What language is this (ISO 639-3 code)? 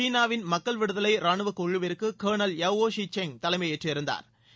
tam